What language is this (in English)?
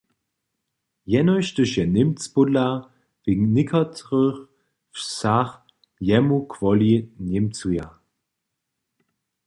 Upper Sorbian